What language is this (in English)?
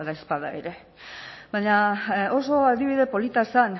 Basque